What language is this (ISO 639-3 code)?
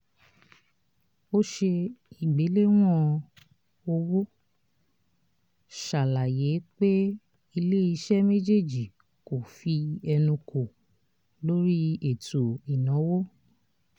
yor